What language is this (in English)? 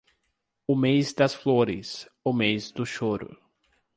Portuguese